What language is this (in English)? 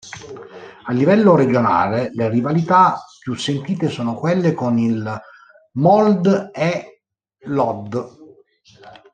Italian